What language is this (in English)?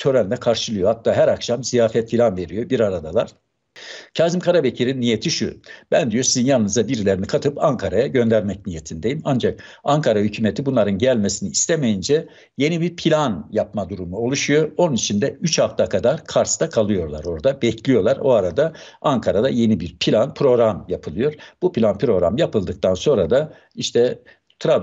Turkish